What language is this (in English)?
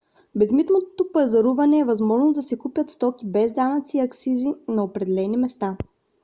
Bulgarian